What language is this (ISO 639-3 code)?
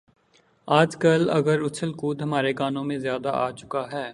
urd